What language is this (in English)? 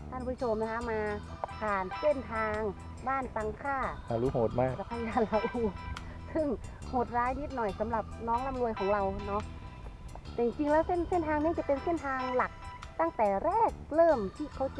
Thai